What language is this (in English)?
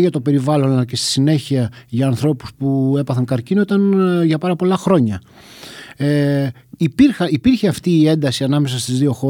Greek